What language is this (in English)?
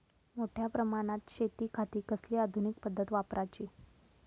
Marathi